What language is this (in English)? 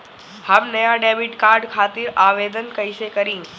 Bhojpuri